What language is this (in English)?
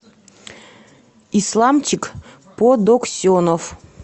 Russian